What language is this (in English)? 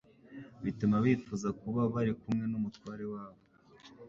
Kinyarwanda